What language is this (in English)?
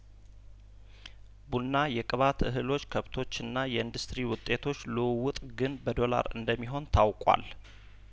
Amharic